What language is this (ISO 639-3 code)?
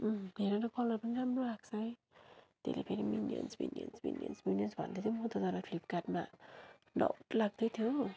nep